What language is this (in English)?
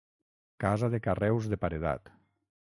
Catalan